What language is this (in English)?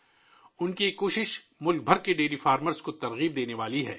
Urdu